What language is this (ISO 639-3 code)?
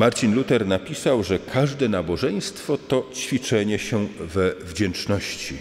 pol